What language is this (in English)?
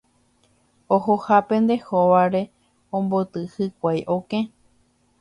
Guarani